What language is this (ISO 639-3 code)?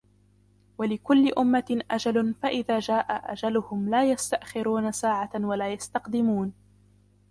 ara